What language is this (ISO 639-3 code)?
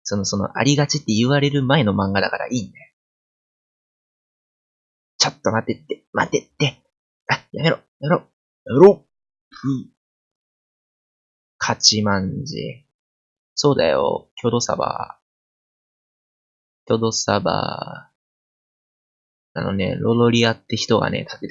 jpn